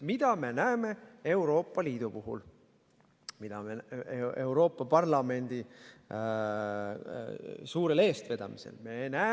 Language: Estonian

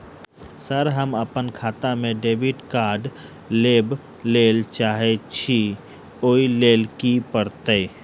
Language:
Maithili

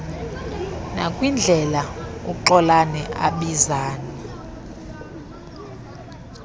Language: Xhosa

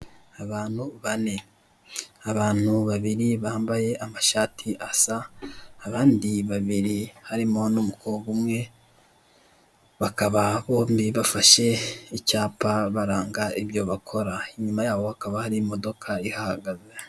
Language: Kinyarwanda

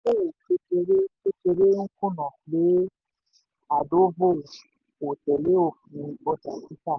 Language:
Yoruba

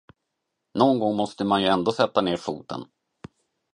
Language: Swedish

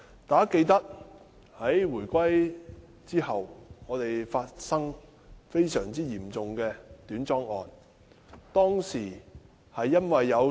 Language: Cantonese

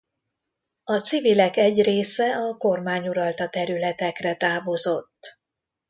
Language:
Hungarian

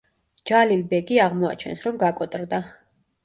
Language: Georgian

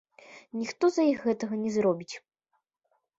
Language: Belarusian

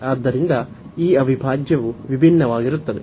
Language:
Kannada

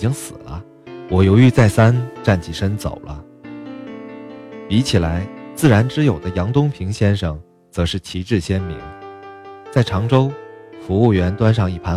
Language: Chinese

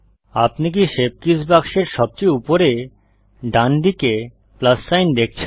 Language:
Bangla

